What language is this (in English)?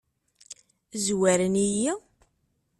Kabyle